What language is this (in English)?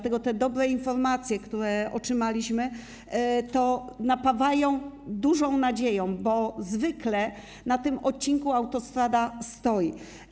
Polish